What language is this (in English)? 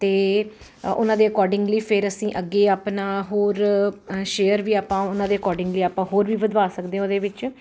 Punjabi